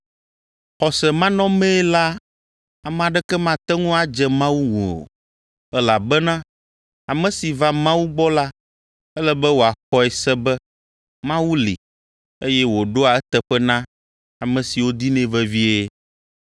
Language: Ewe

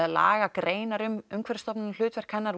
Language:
Icelandic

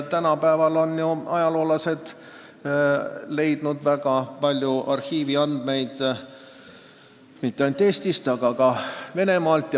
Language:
Estonian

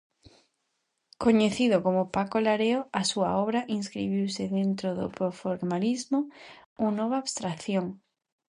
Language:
Galician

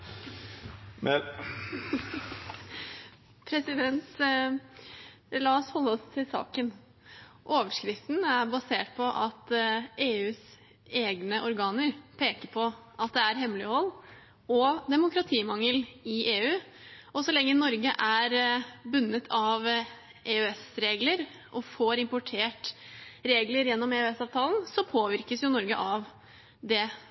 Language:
Norwegian Bokmål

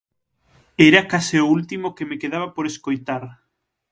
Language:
Galician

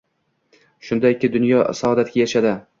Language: Uzbek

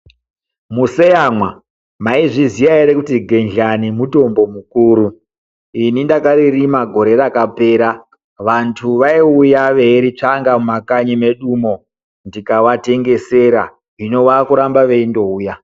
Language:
Ndau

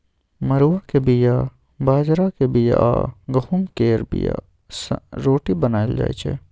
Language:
Maithili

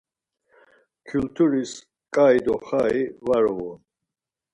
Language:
Laz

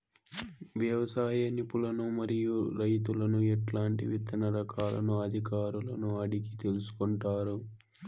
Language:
Telugu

